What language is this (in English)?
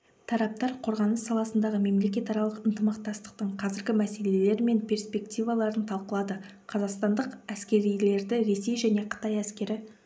Kazakh